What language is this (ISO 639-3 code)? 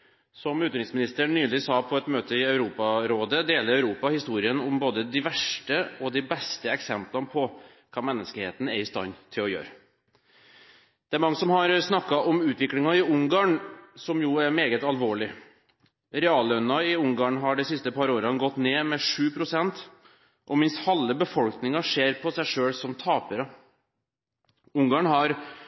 nob